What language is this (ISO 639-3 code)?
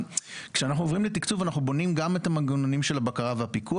heb